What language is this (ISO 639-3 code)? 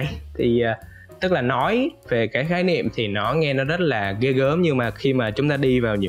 vie